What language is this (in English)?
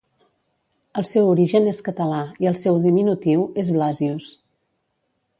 Catalan